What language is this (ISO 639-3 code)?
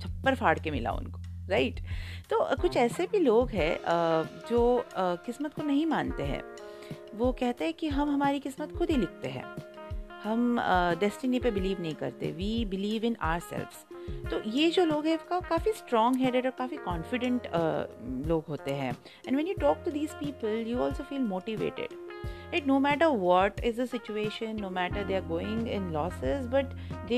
hin